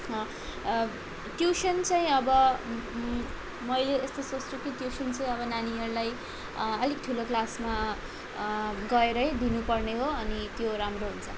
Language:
Nepali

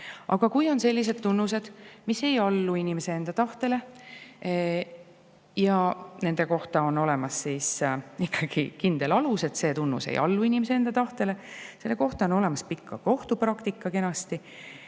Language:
Estonian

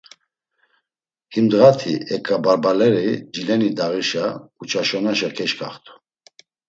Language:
Laz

